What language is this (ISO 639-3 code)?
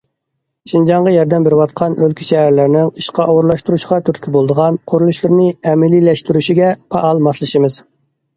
uig